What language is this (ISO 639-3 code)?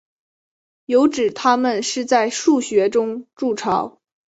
zho